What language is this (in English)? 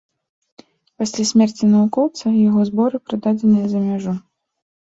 Belarusian